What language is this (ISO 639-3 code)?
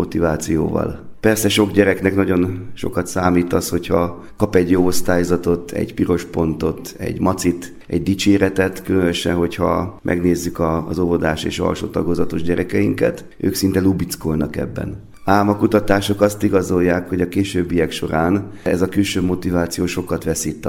hun